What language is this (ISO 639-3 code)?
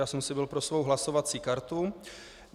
ces